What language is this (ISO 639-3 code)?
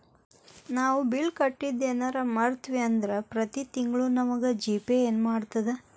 kan